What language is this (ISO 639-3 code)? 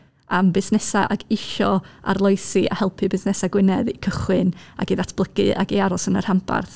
cym